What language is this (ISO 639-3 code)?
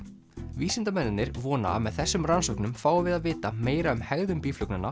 isl